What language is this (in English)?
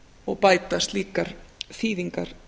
Icelandic